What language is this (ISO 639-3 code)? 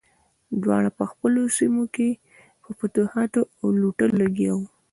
pus